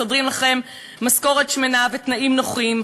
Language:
Hebrew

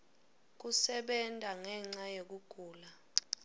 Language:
Swati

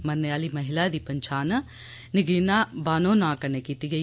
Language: Dogri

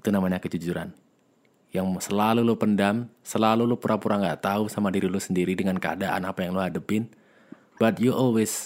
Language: Indonesian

